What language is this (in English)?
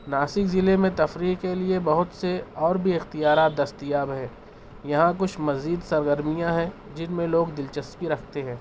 Urdu